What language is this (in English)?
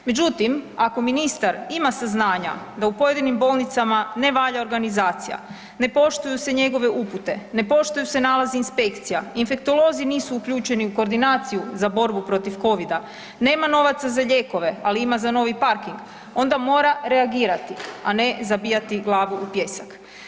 Croatian